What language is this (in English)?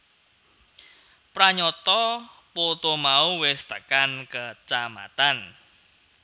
Javanese